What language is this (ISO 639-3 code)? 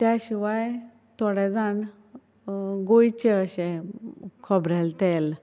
kok